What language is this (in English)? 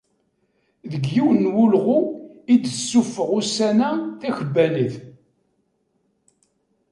Kabyle